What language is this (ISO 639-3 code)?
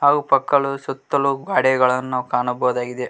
kan